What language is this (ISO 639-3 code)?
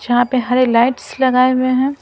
hin